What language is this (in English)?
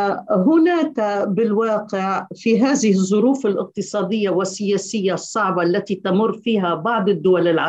Arabic